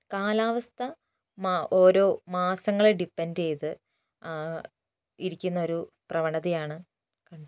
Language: Malayalam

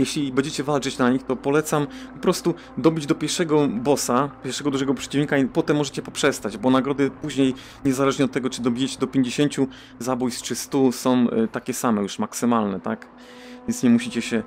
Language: Polish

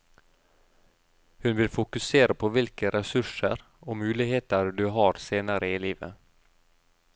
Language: Norwegian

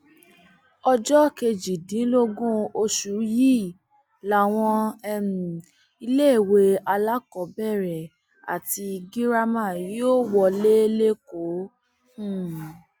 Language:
Yoruba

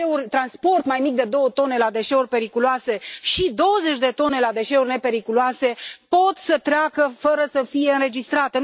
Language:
Romanian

